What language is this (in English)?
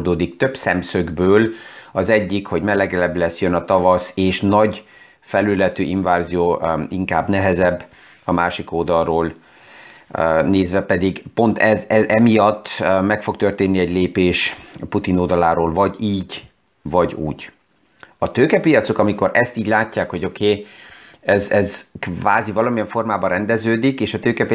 Hungarian